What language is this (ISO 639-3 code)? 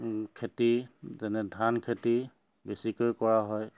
asm